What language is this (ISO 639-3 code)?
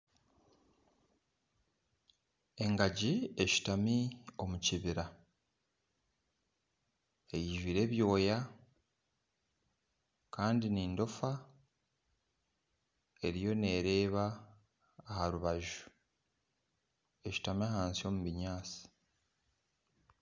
nyn